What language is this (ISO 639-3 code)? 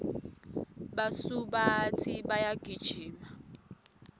ssw